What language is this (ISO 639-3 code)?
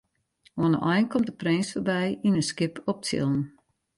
fry